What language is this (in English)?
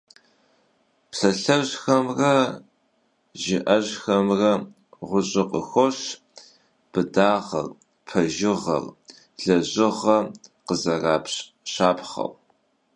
Kabardian